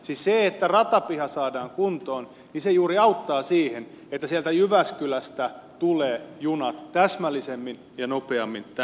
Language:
Finnish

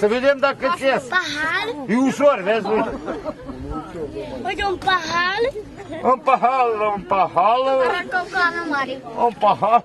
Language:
Romanian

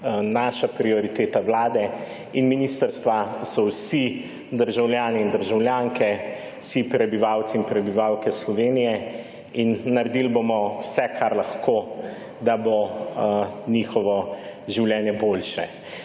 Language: Slovenian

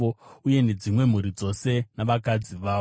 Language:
Shona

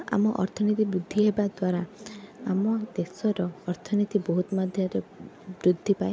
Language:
Odia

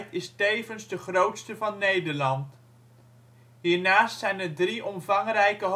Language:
Dutch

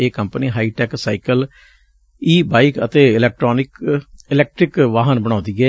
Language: Punjabi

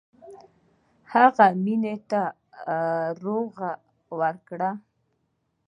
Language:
Pashto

